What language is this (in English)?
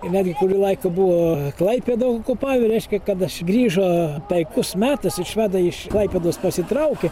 Lithuanian